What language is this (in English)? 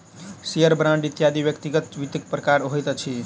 Maithili